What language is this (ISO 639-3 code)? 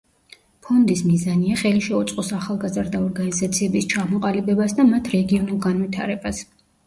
kat